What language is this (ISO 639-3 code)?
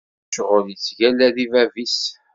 kab